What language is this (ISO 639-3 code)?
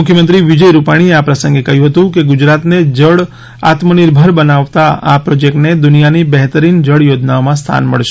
guj